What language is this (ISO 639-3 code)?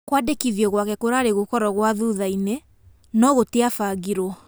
kik